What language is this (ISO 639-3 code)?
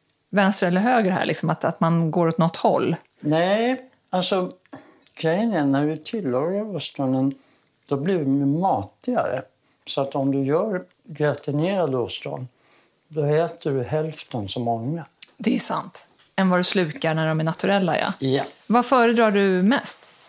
swe